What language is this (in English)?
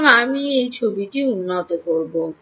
Bangla